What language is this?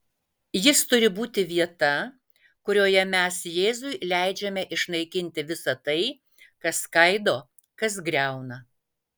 Lithuanian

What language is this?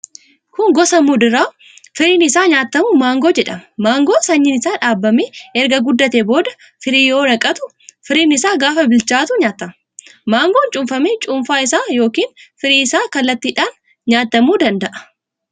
Oromo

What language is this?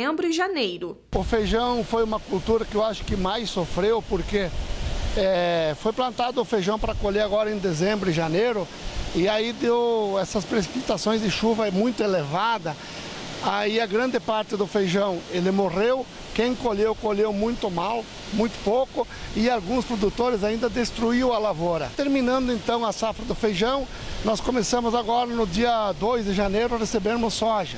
Portuguese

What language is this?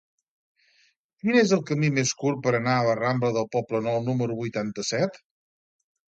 Catalan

